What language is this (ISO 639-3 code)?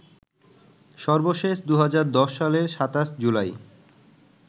ben